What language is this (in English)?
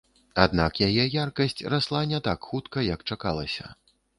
Belarusian